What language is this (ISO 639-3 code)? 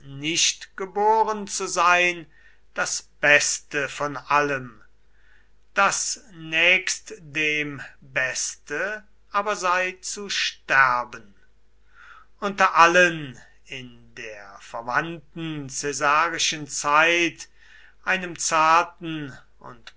deu